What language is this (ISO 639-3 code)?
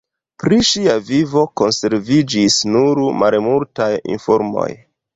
epo